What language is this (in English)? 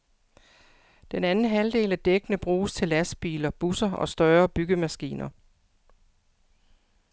Danish